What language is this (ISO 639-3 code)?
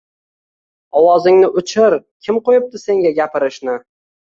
uzb